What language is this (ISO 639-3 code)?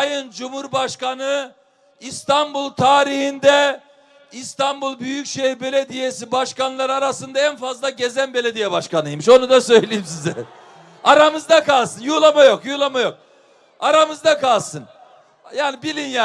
tur